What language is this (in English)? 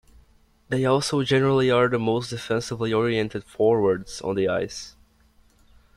English